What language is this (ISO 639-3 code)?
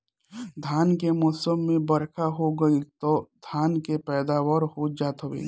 bho